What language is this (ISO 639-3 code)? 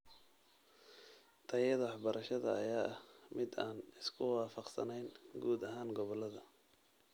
som